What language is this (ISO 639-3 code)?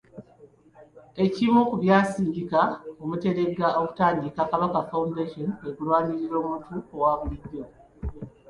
lug